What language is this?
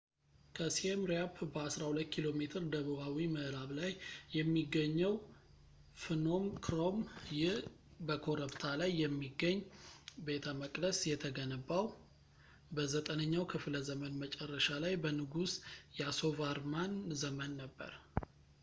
Amharic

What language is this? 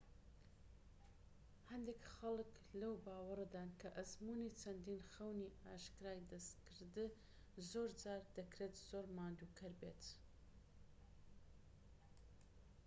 Central Kurdish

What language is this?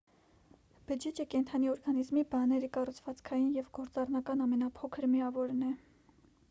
Armenian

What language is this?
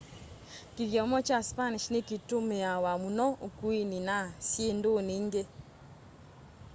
Kamba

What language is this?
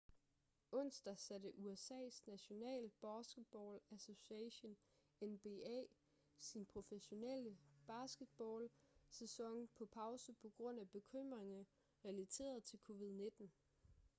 Danish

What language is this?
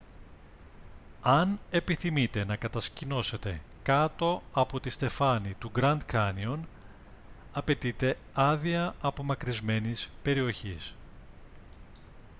Greek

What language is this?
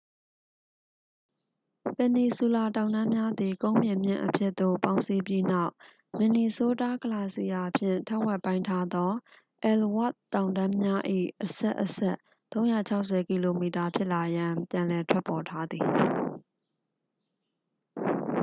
Burmese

